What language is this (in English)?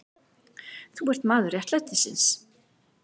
Icelandic